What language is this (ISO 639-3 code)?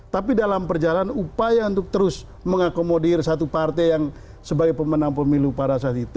ind